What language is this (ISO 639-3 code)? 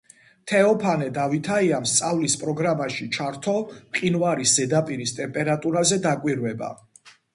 kat